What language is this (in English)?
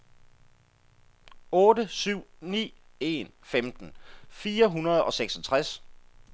Danish